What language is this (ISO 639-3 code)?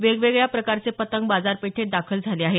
mar